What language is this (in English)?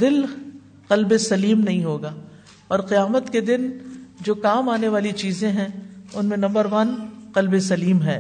Urdu